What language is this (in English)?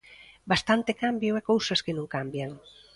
Galician